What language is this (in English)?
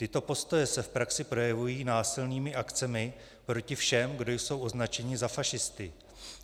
Czech